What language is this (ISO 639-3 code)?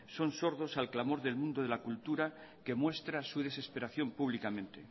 spa